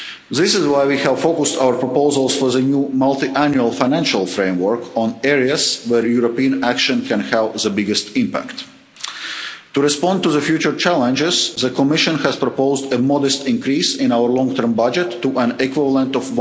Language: English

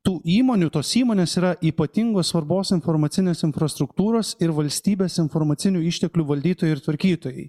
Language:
Lithuanian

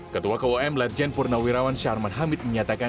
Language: Indonesian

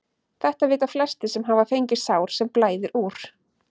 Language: Icelandic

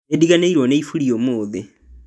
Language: Kikuyu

